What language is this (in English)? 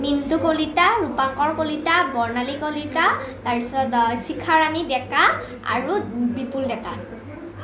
Assamese